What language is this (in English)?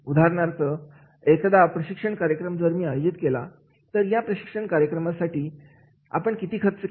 Marathi